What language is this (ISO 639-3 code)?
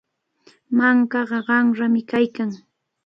qvl